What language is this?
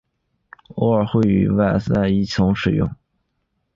Chinese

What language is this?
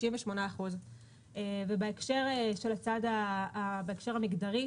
Hebrew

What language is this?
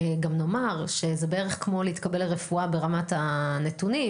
Hebrew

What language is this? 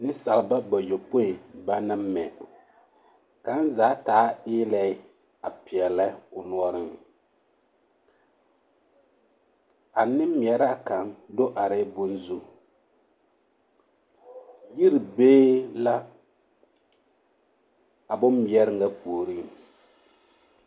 Southern Dagaare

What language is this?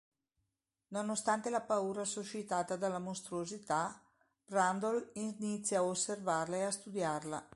Italian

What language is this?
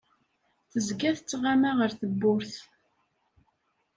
Kabyle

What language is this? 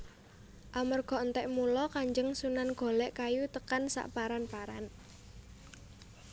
Javanese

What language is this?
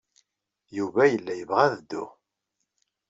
Kabyle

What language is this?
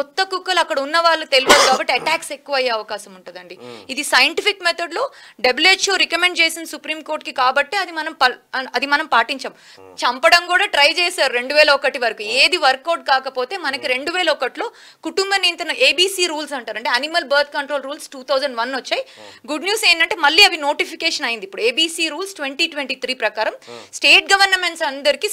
Telugu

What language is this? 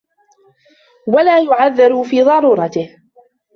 Arabic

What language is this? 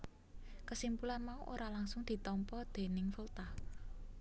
Javanese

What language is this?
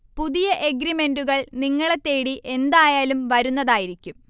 Malayalam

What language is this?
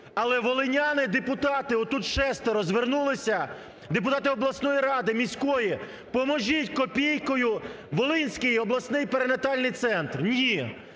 Ukrainian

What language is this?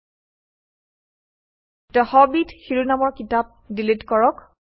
Assamese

